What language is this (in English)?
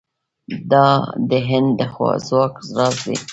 Pashto